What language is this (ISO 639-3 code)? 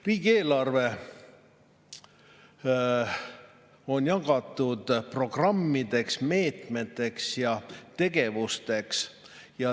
est